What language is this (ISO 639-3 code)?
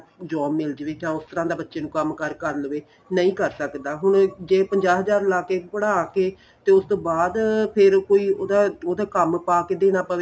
pan